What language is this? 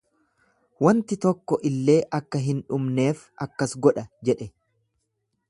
Oromo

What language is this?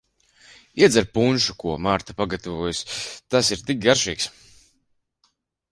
Latvian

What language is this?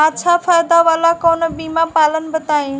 Bhojpuri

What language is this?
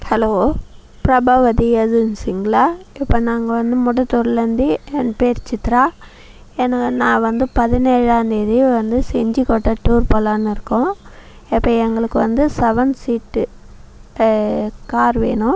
Tamil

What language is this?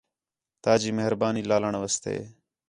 Khetrani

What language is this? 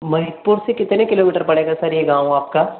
Hindi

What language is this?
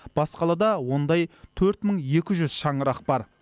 Kazakh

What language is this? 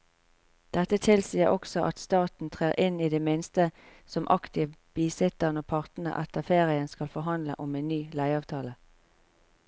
Norwegian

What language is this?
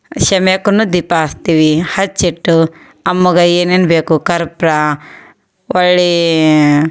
Kannada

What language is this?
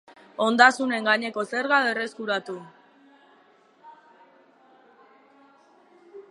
Basque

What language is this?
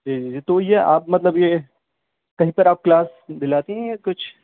Urdu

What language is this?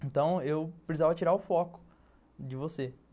Portuguese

